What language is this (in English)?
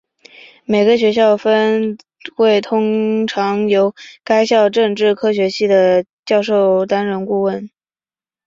Chinese